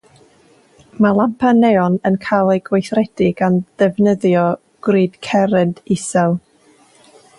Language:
Welsh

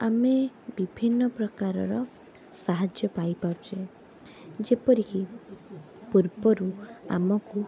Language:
Odia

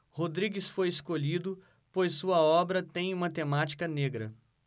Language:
Portuguese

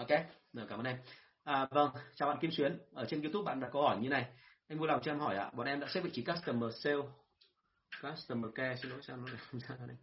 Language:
Vietnamese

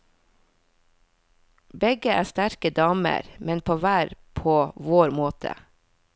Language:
Norwegian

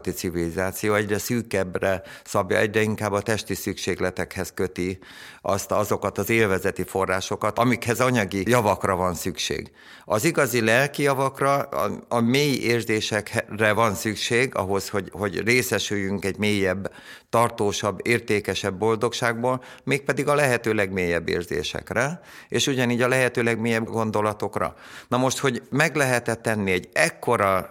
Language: Hungarian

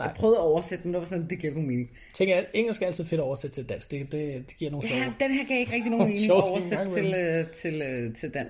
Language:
Danish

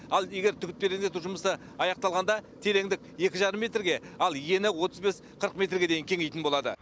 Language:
Kazakh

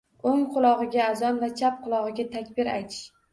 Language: Uzbek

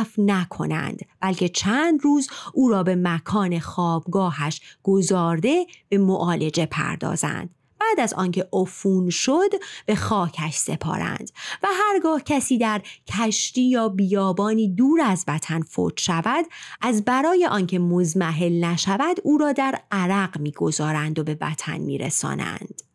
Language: Persian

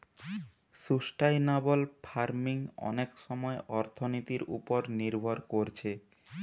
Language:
Bangla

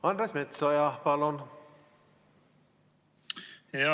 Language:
Estonian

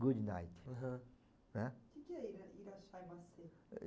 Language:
Portuguese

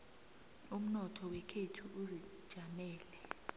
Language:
South Ndebele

